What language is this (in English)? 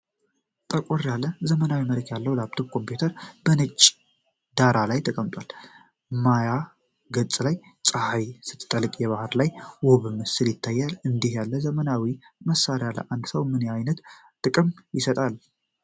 Amharic